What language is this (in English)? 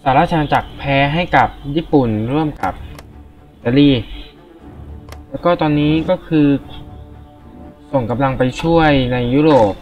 Thai